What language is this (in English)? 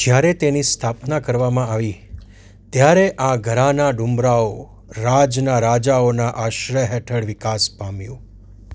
Gujarati